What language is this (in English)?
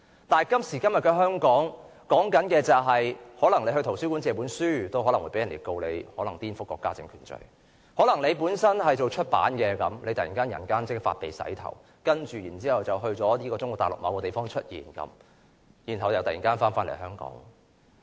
Cantonese